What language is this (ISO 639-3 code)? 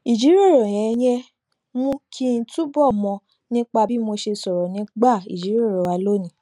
yor